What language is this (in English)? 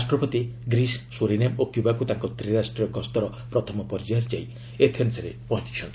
Odia